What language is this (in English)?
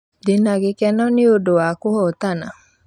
Kikuyu